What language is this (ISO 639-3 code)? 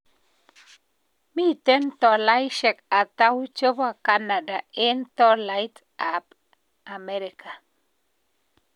kln